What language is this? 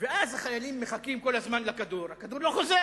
Hebrew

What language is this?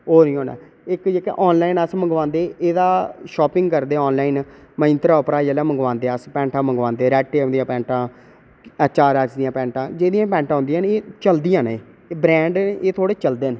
Dogri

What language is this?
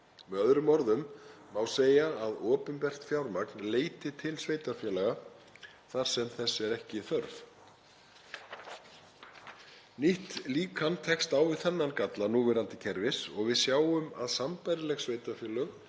Icelandic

